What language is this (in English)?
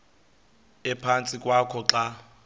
Xhosa